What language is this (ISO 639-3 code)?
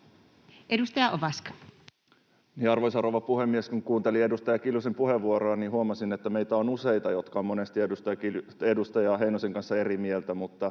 fin